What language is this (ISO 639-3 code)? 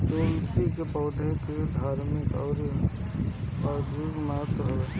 bho